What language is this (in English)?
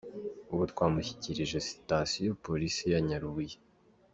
Kinyarwanda